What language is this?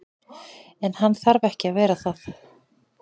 Icelandic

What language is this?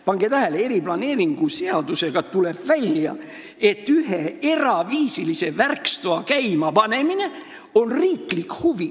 Estonian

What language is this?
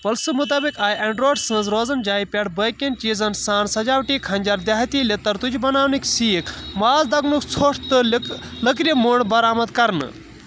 Kashmiri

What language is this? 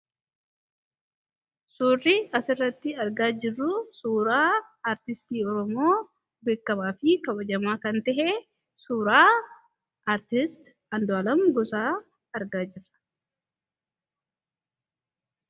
Oromo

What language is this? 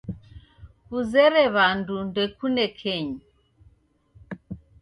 Taita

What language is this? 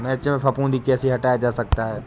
Hindi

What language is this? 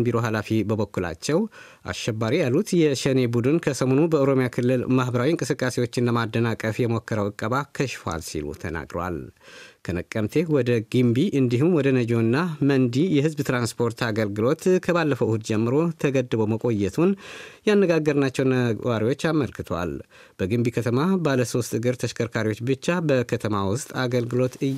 Amharic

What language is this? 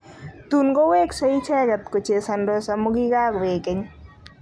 Kalenjin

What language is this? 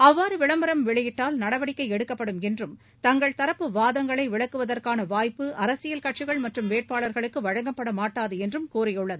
Tamil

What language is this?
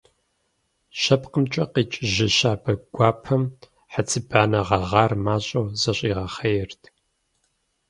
Kabardian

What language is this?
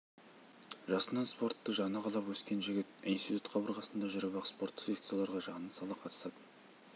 Kazakh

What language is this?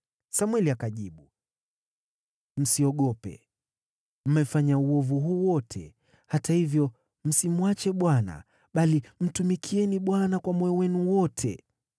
Swahili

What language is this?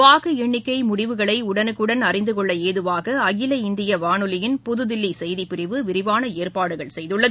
Tamil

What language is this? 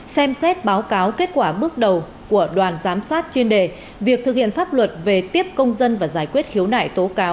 Vietnamese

